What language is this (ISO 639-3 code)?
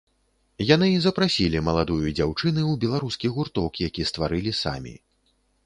bel